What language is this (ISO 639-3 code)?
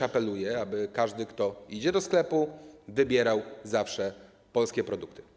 pol